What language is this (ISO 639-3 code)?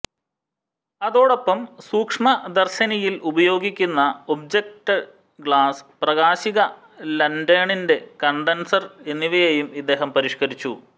mal